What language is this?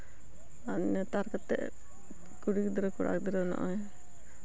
Santali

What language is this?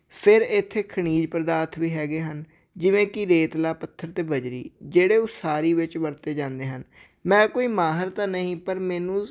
Punjabi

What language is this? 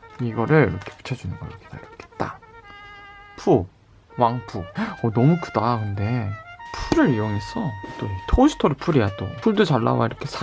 Korean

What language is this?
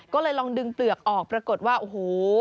Thai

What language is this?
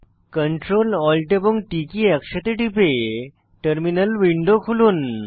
Bangla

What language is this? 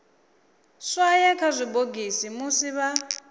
Venda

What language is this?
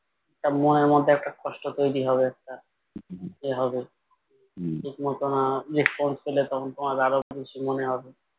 Bangla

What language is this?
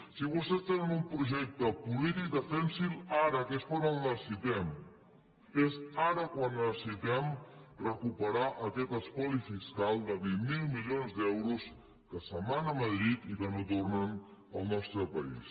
Catalan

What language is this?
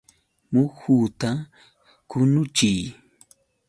Yauyos Quechua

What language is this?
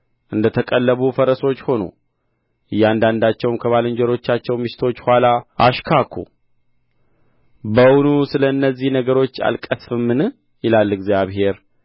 Amharic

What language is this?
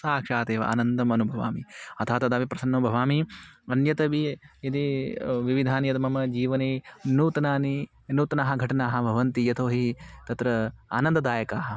Sanskrit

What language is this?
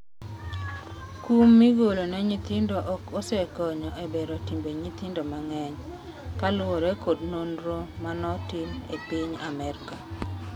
Luo (Kenya and Tanzania)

